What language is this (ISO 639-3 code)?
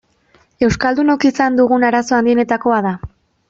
eus